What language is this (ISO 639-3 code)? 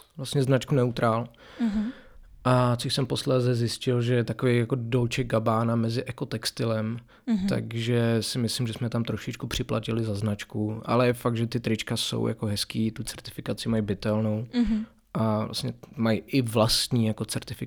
ces